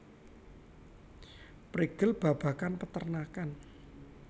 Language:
Javanese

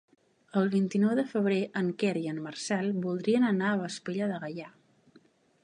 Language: Catalan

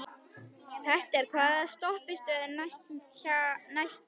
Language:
Icelandic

